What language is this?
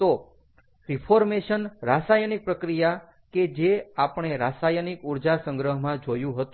Gujarati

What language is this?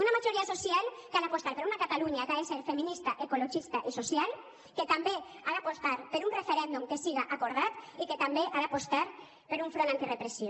Catalan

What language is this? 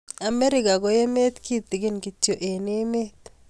Kalenjin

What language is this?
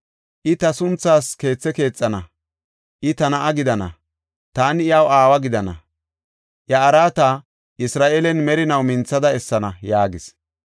Gofa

